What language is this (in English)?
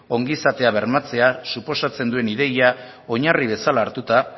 Basque